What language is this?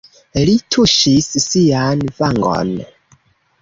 Esperanto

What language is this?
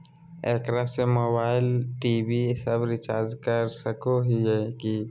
Magahi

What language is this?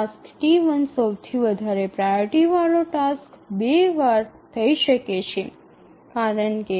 Gujarati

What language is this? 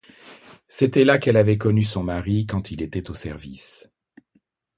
French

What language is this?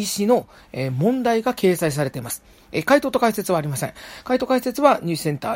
Japanese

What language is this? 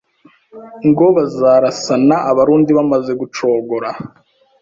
Kinyarwanda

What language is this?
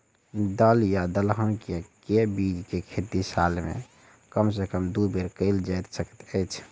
Maithili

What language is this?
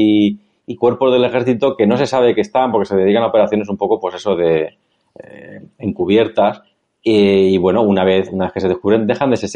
Spanish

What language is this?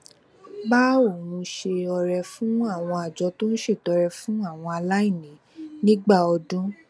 Yoruba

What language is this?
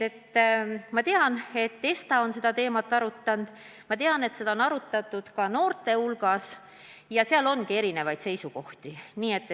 Estonian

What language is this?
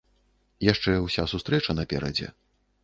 Belarusian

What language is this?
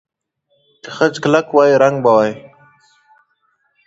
Pashto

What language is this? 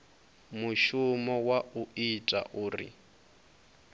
Venda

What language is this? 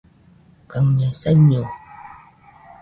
Nüpode Huitoto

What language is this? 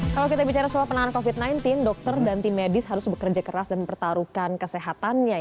Indonesian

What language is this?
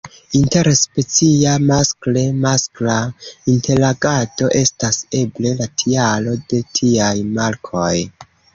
Esperanto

